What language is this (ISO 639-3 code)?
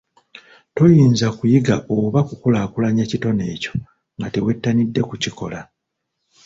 lug